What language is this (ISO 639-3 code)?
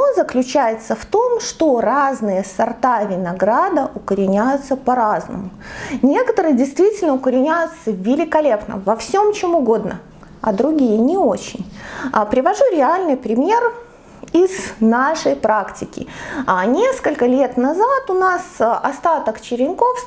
rus